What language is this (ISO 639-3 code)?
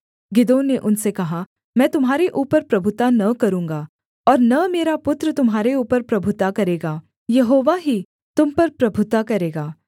hin